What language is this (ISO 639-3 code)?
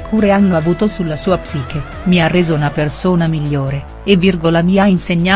ita